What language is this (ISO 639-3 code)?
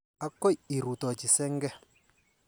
kln